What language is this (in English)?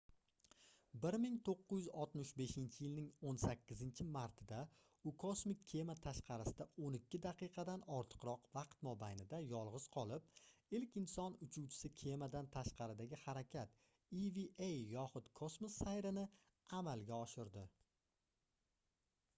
Uzbek